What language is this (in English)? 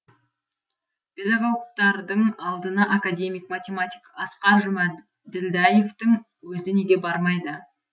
Kazakh